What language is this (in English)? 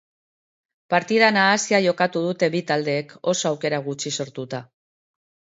Basque